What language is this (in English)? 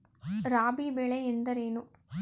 Kannada